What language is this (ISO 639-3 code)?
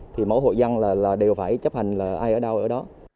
vie